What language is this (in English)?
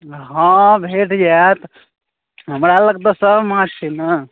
Maithili